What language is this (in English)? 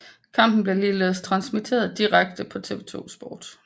Danish